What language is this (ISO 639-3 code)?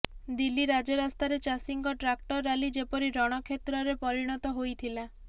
ori